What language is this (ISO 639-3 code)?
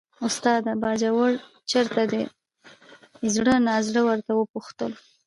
pus